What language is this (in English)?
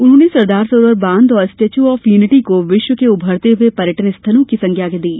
Hindi